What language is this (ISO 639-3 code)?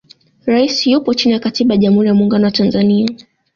swa